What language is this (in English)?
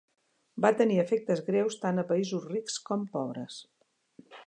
Catalan